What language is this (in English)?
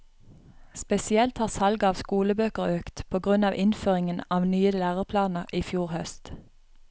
Norwegian